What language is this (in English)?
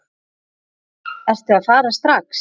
Icelandic